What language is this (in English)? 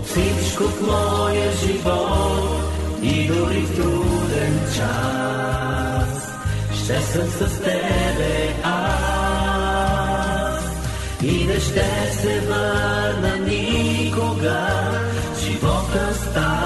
Bulgarian